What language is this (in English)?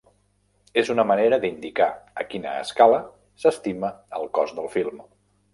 Catalan